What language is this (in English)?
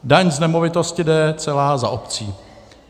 Czech